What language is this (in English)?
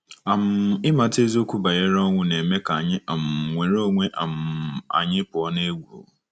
Igbo